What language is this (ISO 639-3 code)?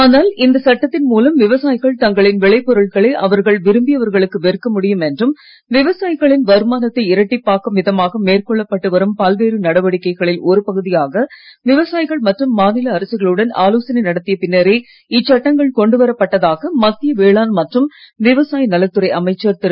tam